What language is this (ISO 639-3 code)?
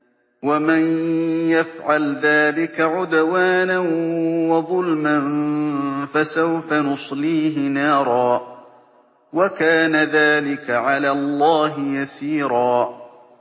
ara